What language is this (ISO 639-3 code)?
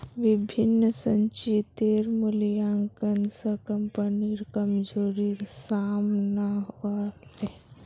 mag